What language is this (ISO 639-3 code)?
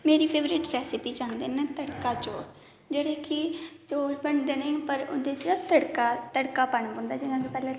doi